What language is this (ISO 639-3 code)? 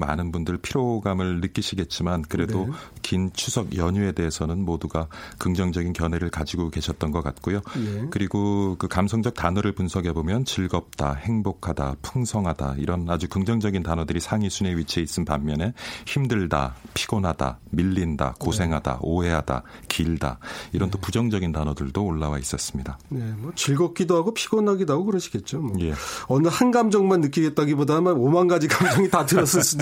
kor